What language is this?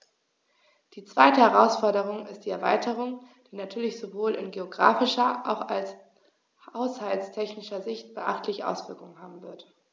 German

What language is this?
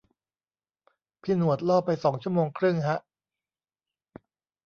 Thai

